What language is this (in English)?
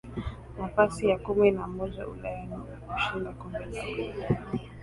Swahili